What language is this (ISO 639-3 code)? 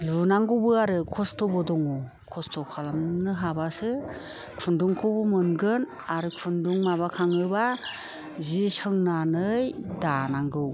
brx